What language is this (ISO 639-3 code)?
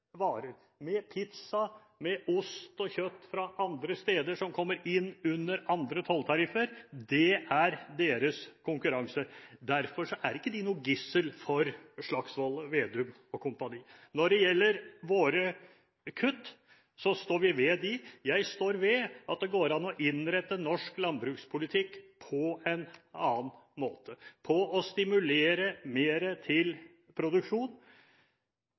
nob